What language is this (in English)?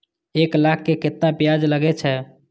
Maithili